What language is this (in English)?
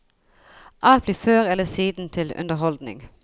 Norwegian